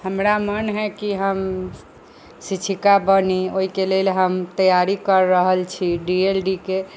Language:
Maithili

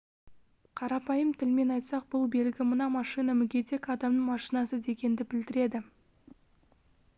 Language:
Kazakh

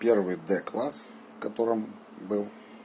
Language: Russian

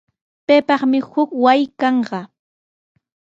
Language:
Sihuas Ancash Quechua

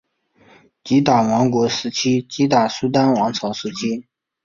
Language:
Chinese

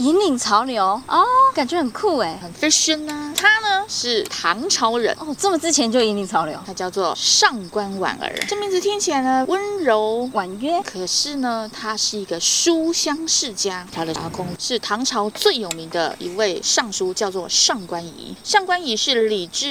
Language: Chinese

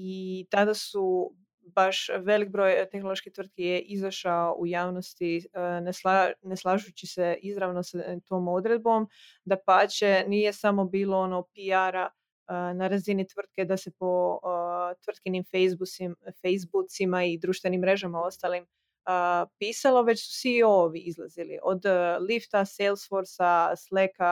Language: Croatian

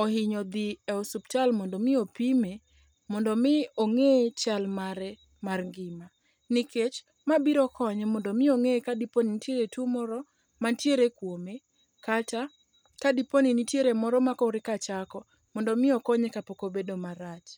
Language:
Luo (Kenya and Tanzania)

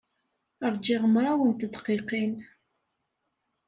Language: Kabyle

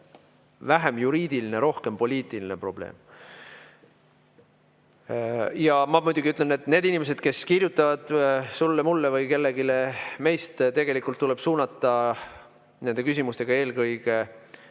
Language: Estonian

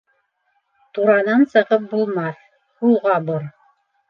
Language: Bashkir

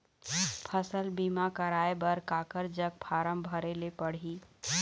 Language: Chhattisgarhi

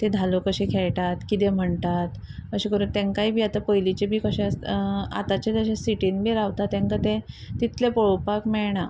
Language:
Konkani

